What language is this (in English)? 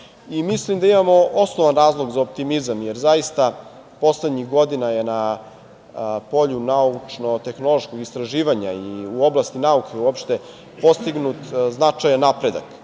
Serbian